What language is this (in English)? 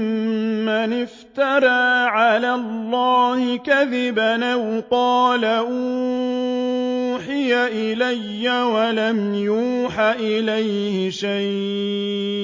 Arabic